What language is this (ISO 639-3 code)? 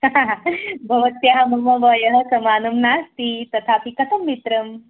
san